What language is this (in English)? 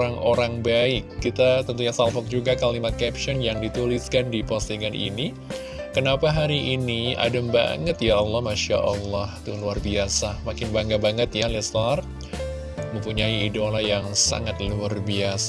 Indonesian